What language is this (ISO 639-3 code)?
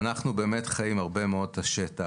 heb